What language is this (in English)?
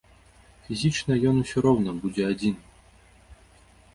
Belarusian